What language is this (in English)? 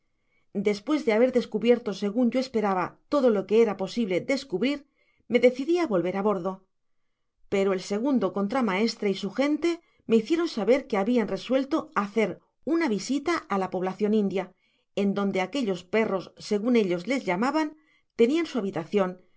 Spanish